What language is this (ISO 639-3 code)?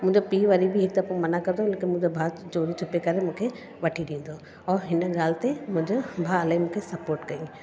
snd